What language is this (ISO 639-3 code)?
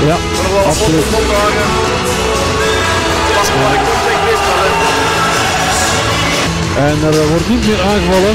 nld